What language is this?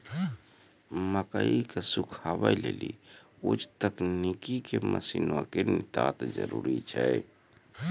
Maithili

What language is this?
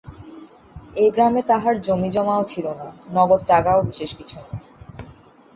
Bangla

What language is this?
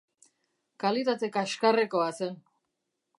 Basque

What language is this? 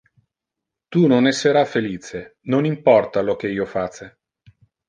Interlingua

